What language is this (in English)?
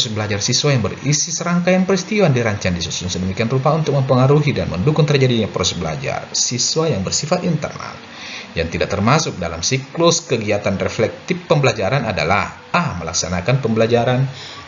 Indonesian